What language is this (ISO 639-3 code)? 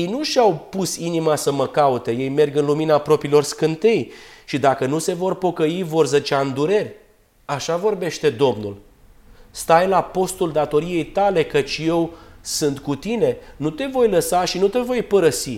ron